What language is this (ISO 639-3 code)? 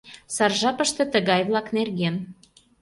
chm